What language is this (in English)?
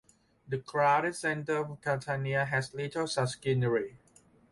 English